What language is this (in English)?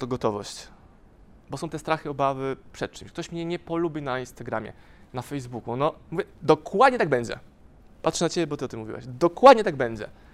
Polish